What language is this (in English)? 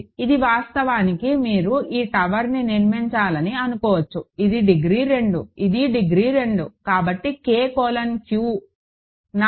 Telugu